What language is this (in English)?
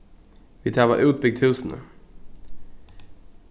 Faroese